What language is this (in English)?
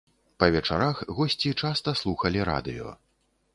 Belarusian